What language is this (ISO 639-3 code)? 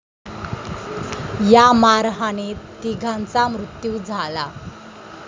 mar